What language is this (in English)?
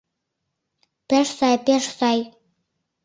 Mari